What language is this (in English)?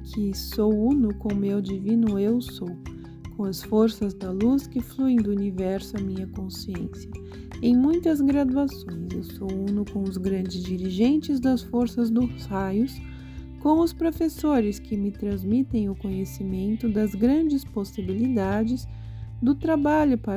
Portuguese